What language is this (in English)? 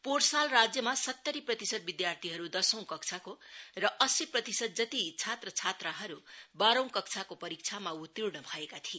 Nepali